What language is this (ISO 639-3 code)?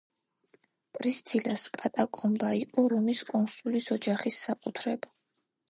kat